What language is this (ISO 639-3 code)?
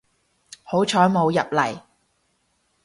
yue